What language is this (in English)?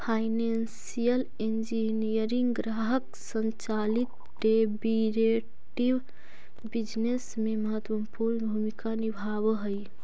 Magahi